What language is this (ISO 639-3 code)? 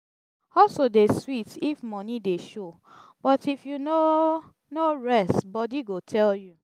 pcm